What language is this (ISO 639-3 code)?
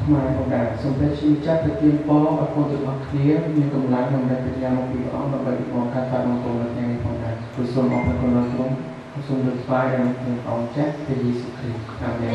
tha